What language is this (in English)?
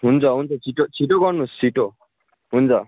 Nepali